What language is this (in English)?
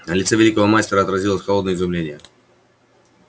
Russian